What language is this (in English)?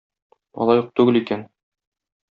Tatar